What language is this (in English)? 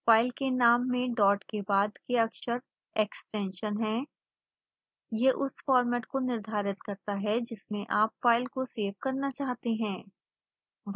Hindi